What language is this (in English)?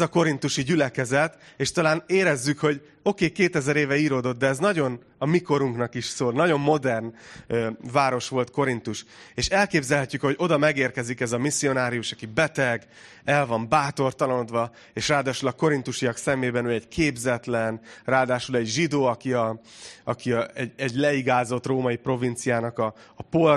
Hungarian